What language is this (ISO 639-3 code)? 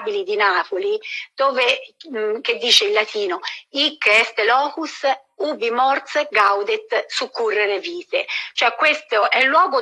ita